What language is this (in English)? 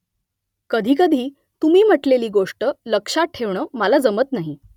Marathi